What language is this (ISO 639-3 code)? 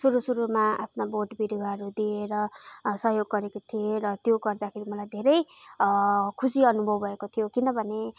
nep